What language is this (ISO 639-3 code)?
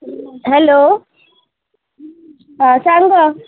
kok